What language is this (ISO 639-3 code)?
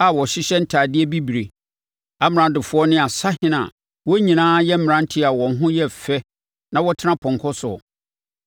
aka